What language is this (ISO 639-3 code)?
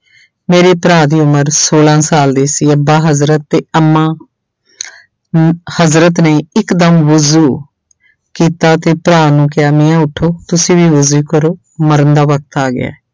pan